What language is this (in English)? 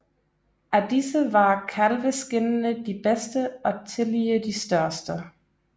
Danish